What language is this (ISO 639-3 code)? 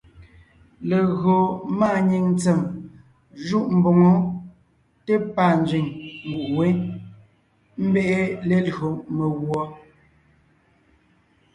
nnh